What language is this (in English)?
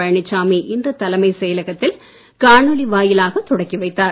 Tamil